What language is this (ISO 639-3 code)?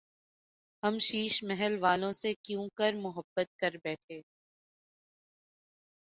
urd